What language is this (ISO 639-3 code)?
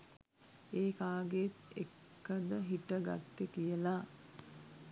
sin